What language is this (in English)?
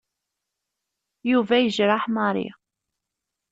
Kabyle